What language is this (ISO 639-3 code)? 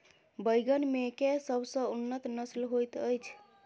mai